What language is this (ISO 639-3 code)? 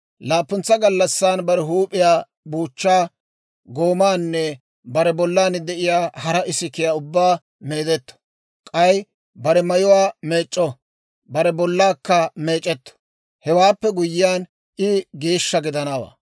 dwr